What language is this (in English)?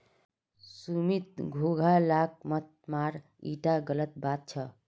Magahi